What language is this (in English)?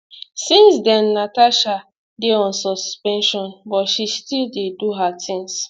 Nigerian Pidgin